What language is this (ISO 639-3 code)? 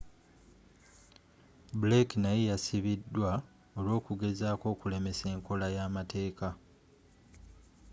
lug